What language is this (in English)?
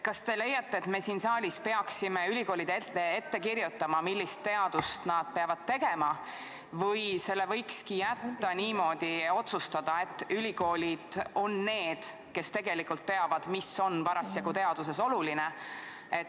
Estonian